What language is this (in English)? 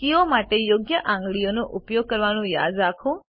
Gujarati